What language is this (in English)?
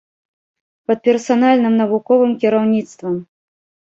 Belarusian